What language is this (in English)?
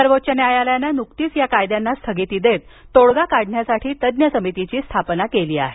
Marathi